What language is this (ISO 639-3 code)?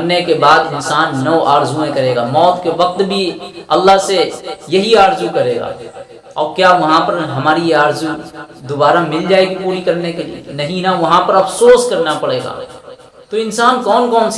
hin